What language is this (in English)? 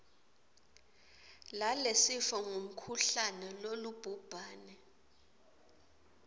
Swati